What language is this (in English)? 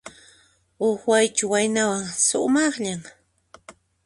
Puno Quechua